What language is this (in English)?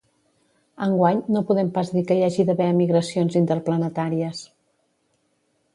Catalan